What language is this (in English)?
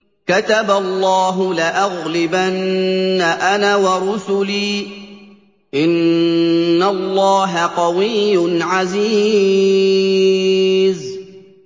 Arabic